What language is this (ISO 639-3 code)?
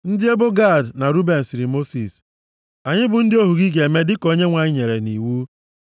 ibo